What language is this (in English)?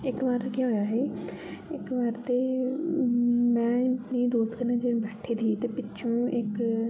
Dogri